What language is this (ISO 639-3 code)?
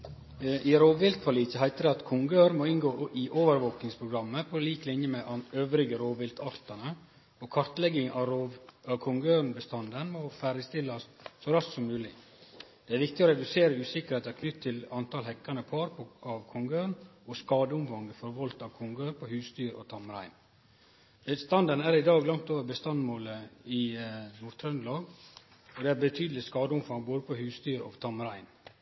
nno